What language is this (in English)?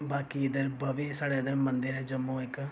Dogri